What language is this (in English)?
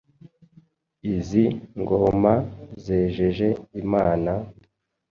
Kinyarwanda